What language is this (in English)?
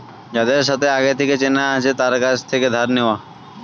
Bangla